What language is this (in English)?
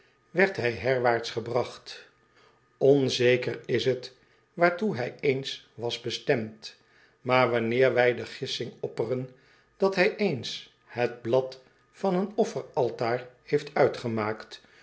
Dutch